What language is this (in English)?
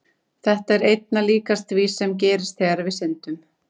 Icelandic